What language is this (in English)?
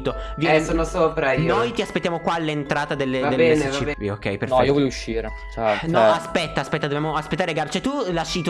Italian